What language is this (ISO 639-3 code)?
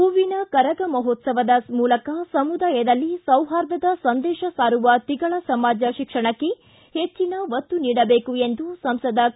kan